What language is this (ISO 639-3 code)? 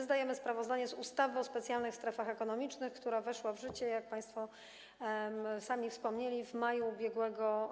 pol